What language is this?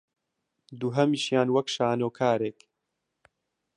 Central Kurdish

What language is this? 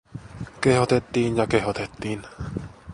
Finnish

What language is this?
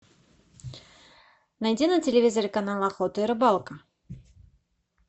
Russian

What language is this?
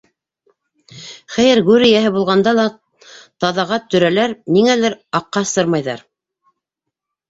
Bashkir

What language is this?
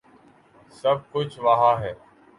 Urdu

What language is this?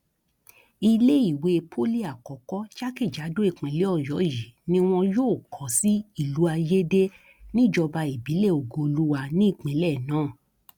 Yoruba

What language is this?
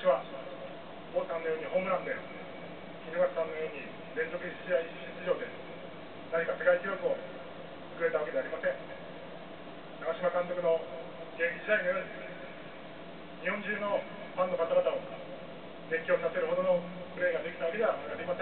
Japanese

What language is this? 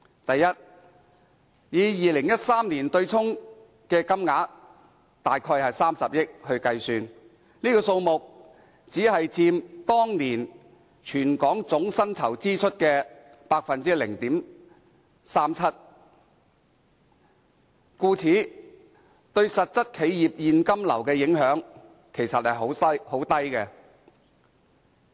Cantonese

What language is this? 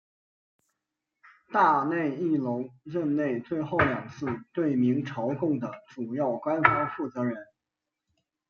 Chinese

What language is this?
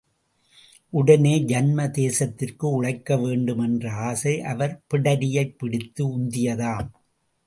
Tamil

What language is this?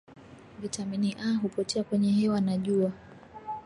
Swahili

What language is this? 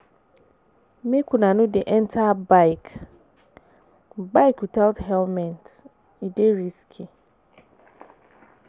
Nigerian Pidgin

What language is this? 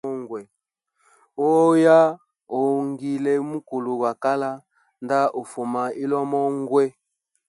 Hemba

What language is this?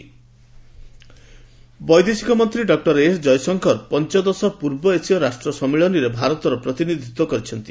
Odia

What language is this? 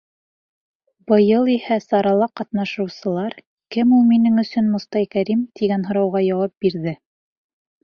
Bashkir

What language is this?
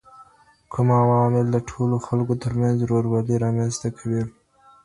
Pashto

